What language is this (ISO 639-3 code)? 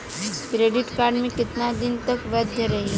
bho